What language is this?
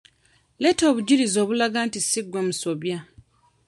Ganda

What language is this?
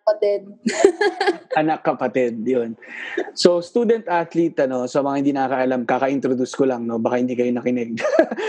Filipino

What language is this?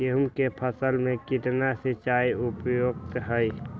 Magahi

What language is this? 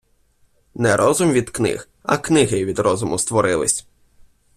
Ukrainian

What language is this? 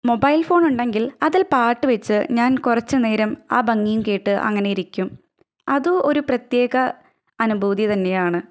Malayalam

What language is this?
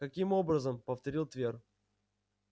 Russian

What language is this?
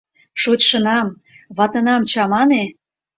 Mari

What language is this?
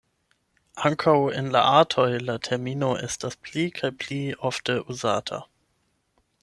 Esperanto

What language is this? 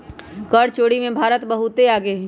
Magahi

